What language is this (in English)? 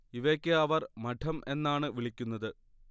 Malayalam